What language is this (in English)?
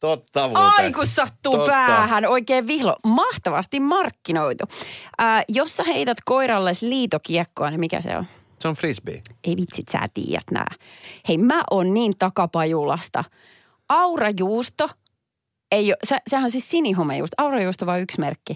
Finnish